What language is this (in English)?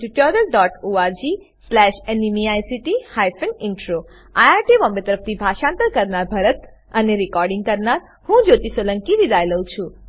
Gujarati